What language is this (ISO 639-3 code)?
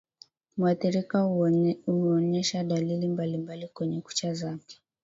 swa